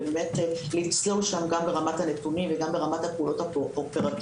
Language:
Hebrew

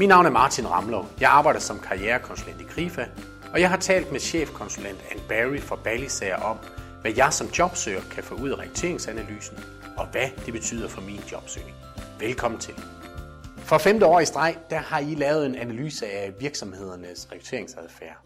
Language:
Danish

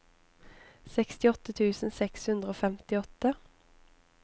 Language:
Norwegian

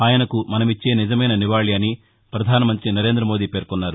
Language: Telugu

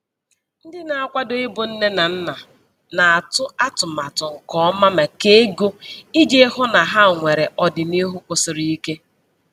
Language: Igbo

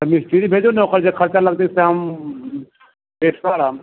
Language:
Maithili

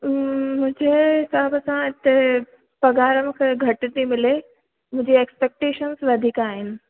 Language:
Sindhi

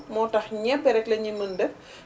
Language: Wolof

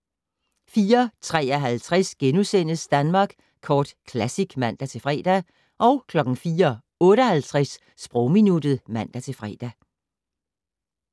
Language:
Danish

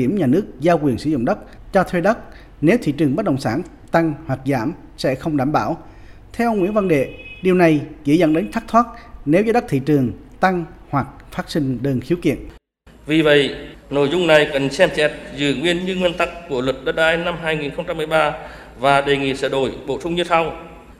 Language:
Vietnamese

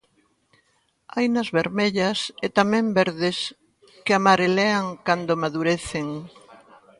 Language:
Galician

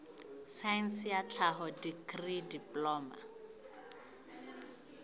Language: Southern Sotho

